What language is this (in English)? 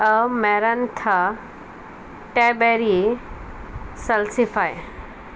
Konkani